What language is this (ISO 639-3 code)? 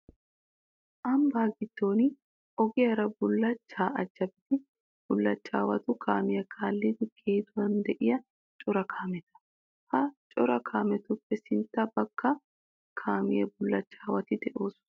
wal